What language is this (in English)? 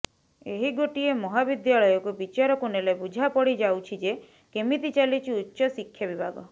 Odia